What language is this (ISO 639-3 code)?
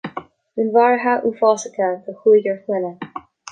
gle